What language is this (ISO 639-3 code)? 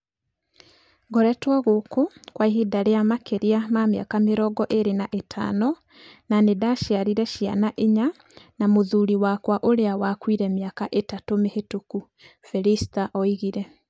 kik